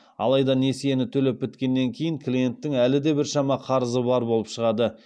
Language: Kazakh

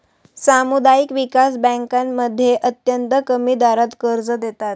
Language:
Marathi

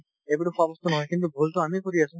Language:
Assamese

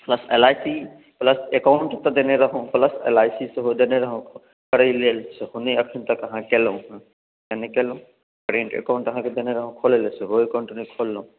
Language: Maithili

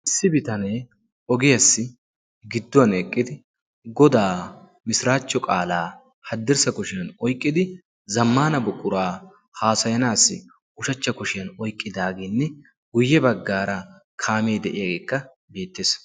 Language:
Wolaytta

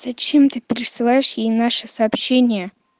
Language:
Russian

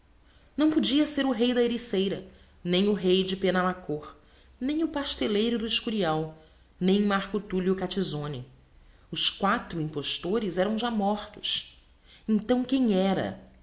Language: Portuguese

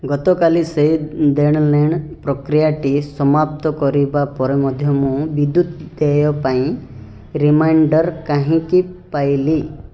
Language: Odia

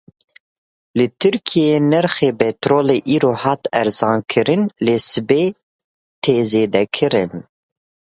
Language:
Kurdish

